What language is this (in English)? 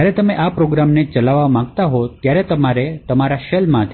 Gujarati